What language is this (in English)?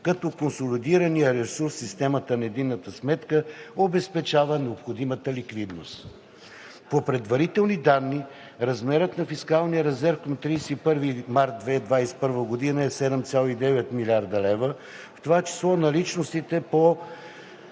Bulgarian